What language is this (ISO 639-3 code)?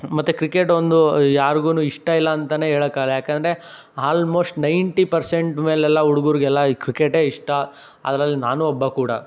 kan